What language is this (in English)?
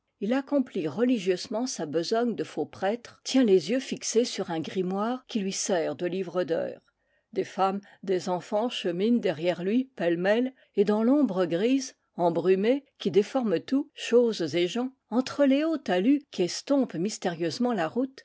French